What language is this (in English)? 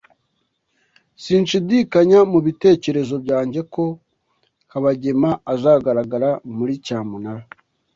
Kinyarwanda